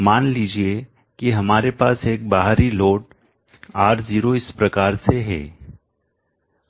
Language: Hindi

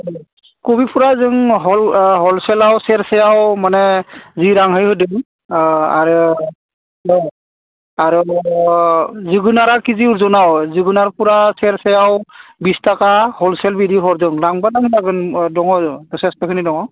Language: Bodo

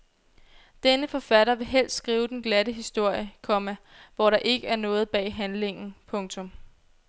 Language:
Danish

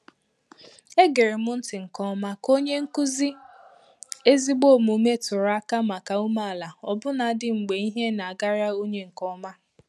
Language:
Igbo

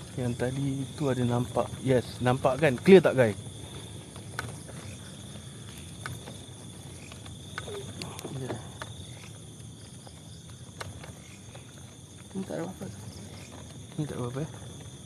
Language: Malay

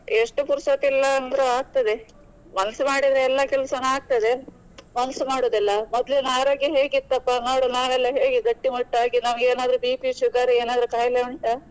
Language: Kannada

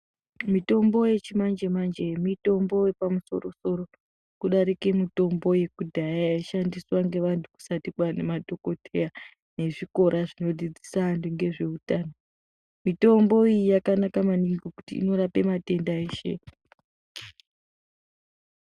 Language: Ndau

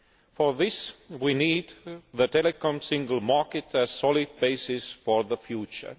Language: English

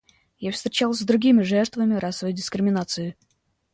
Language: Russian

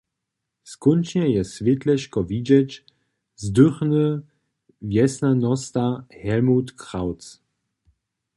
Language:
Upper Sorbian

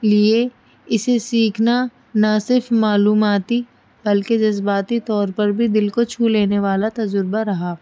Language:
Urdu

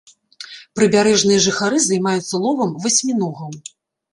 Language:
Belarusian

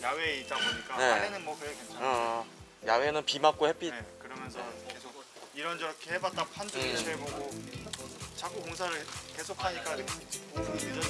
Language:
Korean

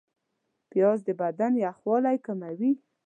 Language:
Pashto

